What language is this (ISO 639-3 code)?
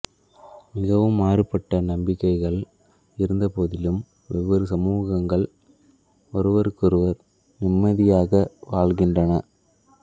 tam